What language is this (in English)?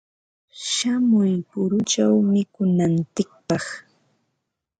Ambo-Pasco Quechua